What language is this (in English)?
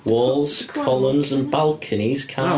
English